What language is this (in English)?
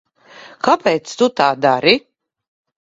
Latvian